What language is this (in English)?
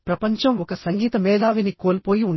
Telugu